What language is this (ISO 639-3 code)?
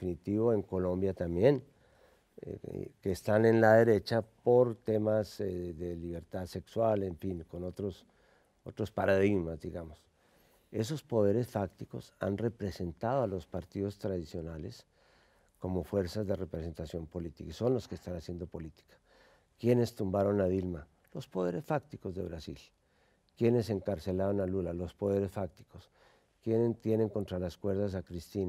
spa